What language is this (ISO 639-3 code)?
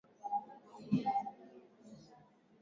swa